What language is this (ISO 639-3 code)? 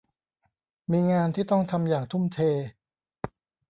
tha